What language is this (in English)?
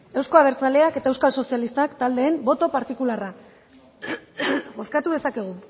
Basque